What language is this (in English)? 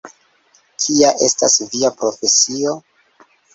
Esperanto